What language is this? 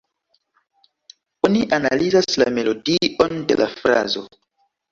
Esperanto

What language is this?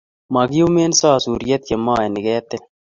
Kalenjin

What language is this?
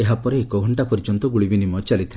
Odia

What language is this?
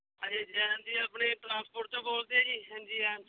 Punjabi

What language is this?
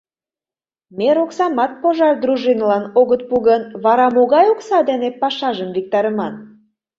Mari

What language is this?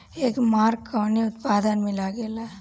Bhojpuri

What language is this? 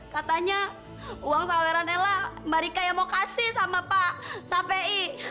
Indonesian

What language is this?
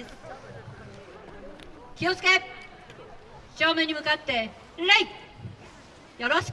Japanese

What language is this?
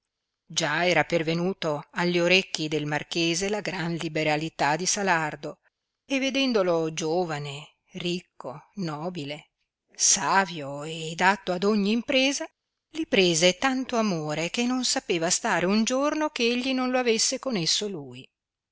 Italian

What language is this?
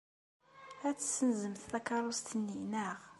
Kabyle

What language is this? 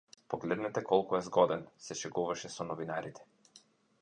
Macedonian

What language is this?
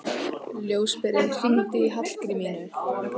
Icelandic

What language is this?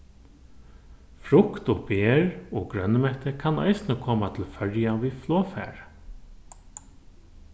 Faroese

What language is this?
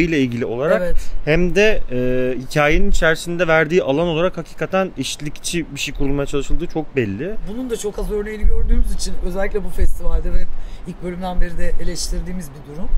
Turkish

